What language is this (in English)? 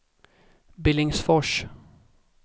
Swedish